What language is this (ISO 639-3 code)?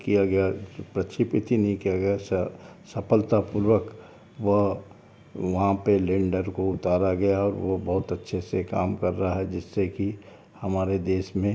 hin